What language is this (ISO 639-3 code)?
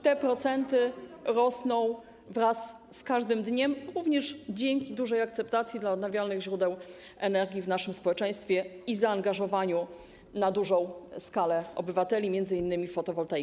pol